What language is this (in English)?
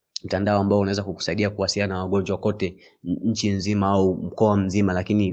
Swahili